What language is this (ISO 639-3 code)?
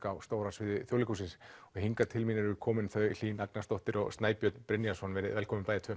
isl